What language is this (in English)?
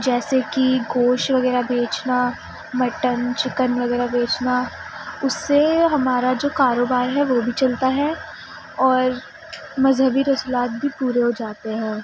Urdu